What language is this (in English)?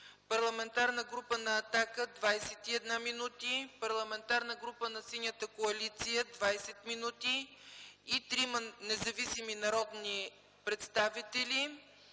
Bulgarian